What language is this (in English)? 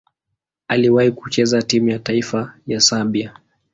Swahili